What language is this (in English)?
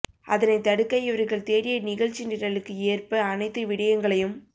Tamil